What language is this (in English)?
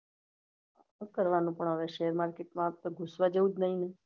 Gujarati